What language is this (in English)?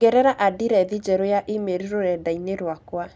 Kikuyu